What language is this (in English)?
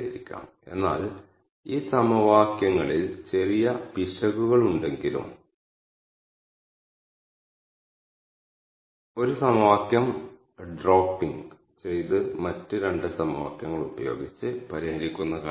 Malayalam